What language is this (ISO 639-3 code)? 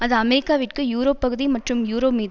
tam